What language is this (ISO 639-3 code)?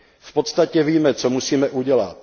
ces